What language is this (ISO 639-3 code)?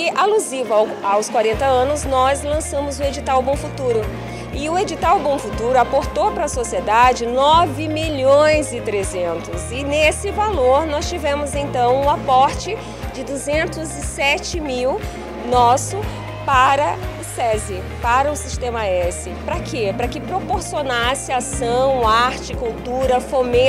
por